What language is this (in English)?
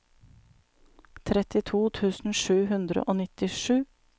Norwegian